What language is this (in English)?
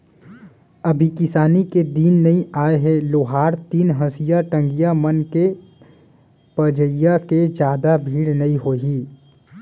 Chhattisgarhi